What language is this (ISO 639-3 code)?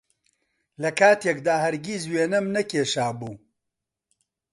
ckb